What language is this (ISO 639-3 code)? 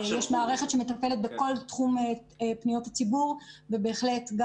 heb